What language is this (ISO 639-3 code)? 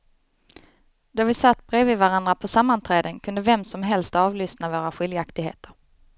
swe